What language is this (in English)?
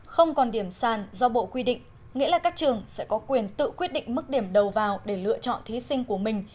Vietnamese